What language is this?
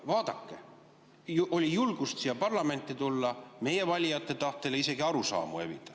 Estonian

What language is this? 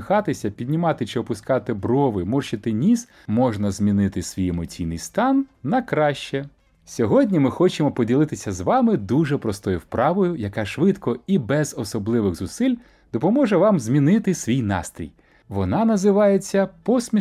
Ukrainian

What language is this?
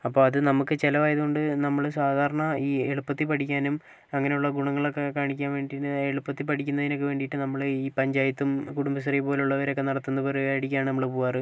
Malayalam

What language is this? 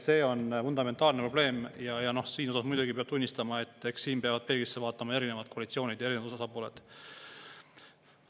Estonian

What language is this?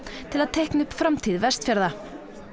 Icelandic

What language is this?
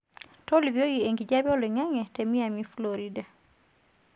Masai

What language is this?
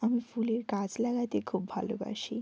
Bangla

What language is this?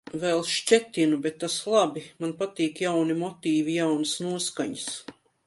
Latvian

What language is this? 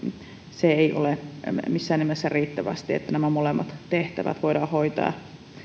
Finnish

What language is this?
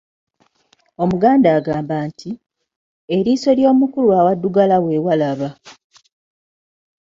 Ganda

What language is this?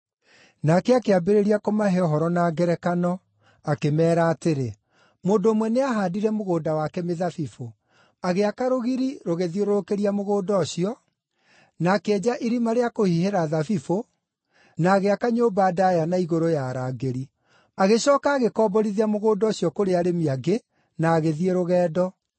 Kikuyu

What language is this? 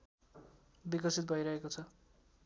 Nepali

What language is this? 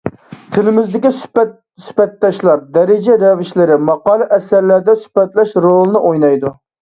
Uyghur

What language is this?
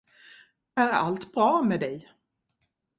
Swedish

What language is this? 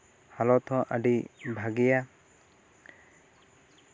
Santali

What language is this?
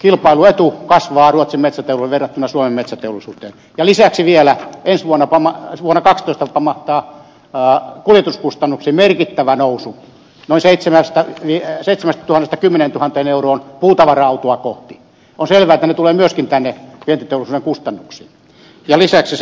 Finnish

